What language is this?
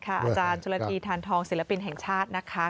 Thai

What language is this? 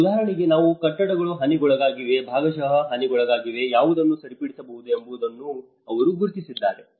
Kannada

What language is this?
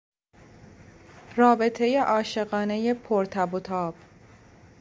Persian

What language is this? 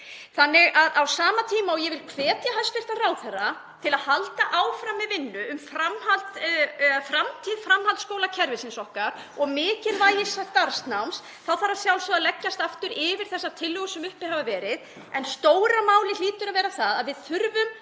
Icelandic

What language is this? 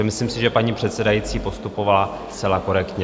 Czech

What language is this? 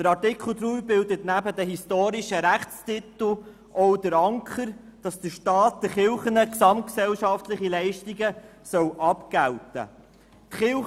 Swiss German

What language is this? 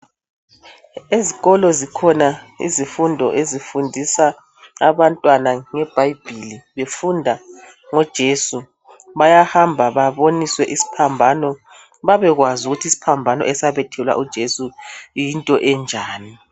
North Ndebele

